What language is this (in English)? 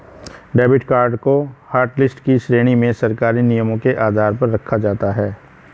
Hindi